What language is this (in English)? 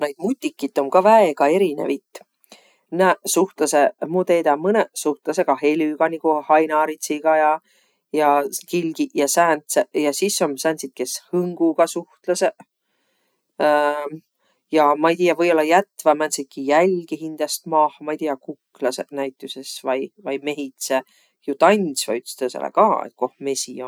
Võro